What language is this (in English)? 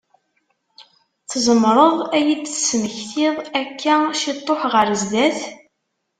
Kabyle